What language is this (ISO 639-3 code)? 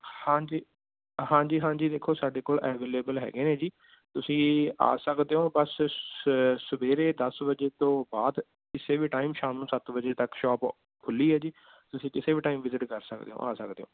pan